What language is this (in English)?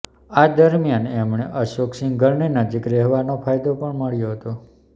Gujarati